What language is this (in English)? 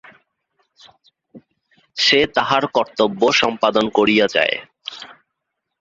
Bangla